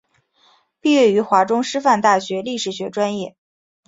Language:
Chinese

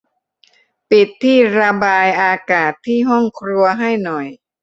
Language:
Thai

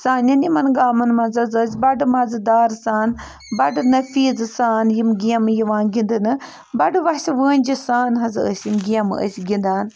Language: Kashmiri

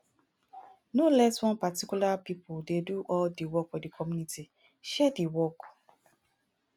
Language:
Nigerian Pidgin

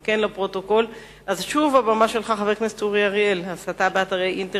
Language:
Hebrew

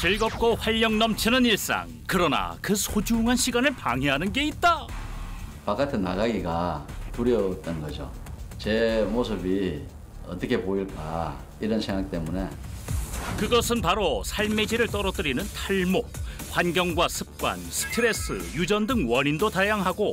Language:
Korean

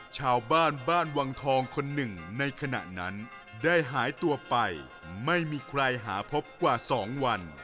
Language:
Thai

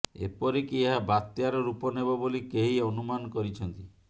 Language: Odia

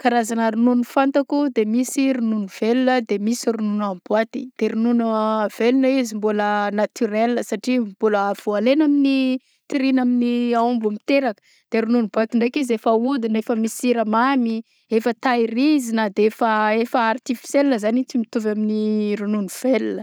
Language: Southern Betsimisaraka Malagasy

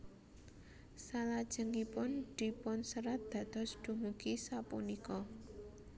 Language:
Javanese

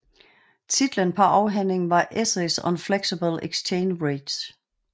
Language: Danish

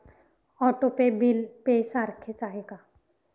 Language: Marathi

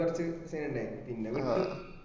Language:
Malayalam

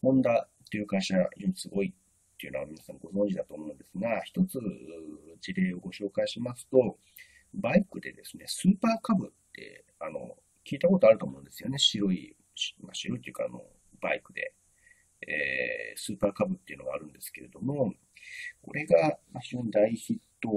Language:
Japanese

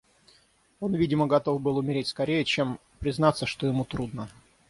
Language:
Russian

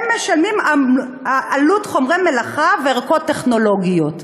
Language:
Hebrew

